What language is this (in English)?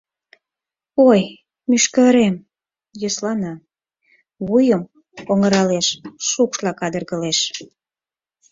Mari